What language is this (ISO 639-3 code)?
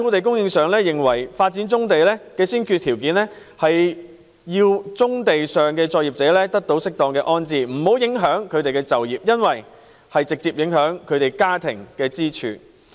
yue